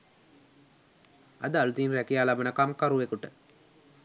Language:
Sinhala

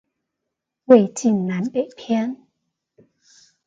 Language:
Chinese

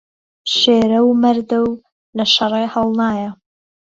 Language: Central Kurdish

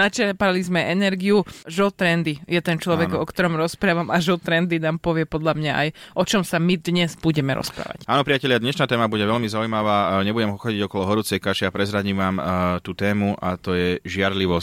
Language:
Slovak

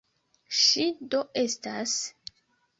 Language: Esperanto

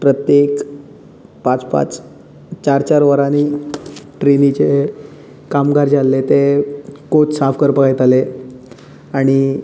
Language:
Konkani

